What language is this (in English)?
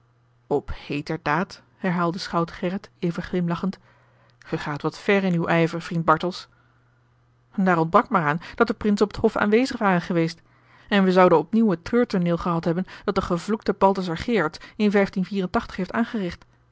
Dutch